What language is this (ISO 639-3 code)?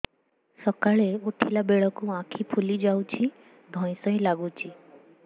ori